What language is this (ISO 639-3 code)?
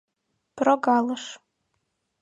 chm